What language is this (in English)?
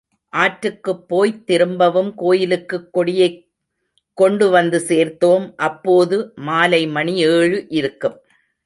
Tamil